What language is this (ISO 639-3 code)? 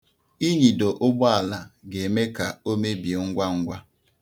ibo